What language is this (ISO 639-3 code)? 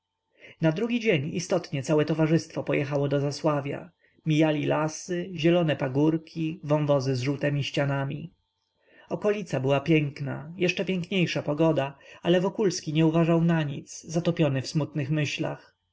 pol